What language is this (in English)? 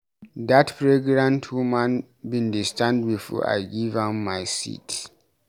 Nigerian Pidgin